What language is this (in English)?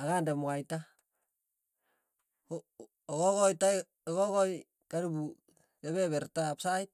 Tugen